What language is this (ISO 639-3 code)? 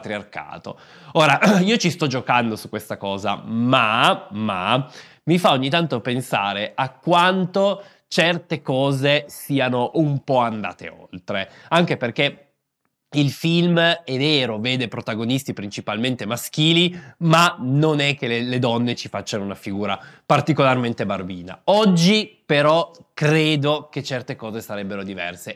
ita